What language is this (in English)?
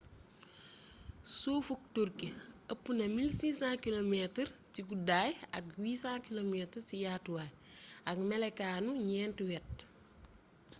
Wolof